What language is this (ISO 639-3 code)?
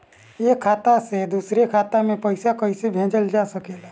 bho